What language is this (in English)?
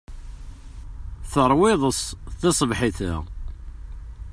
Kabyle